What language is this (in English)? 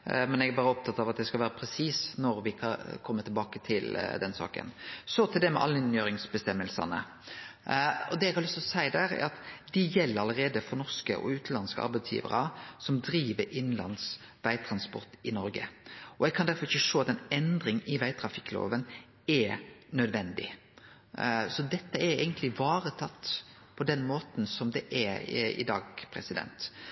Norwegian Nynorsk